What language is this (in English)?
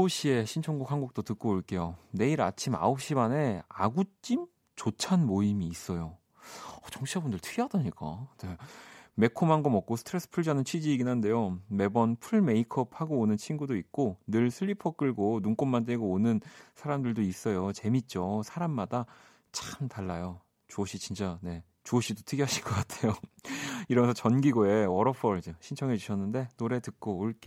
Korean